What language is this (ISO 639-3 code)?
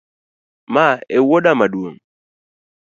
luo